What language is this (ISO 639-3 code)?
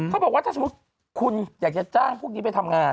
tha